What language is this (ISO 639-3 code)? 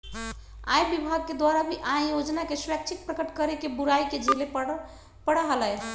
mag